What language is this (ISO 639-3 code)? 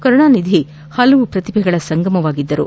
kan